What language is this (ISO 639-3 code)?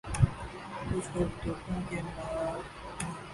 urd